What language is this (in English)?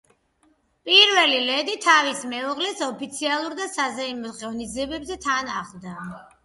Georgian